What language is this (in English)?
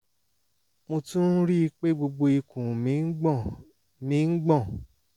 Yoruba